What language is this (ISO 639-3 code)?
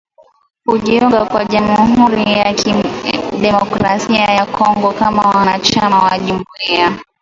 swa